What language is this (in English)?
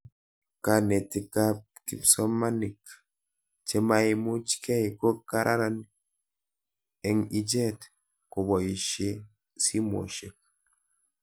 Kalenjin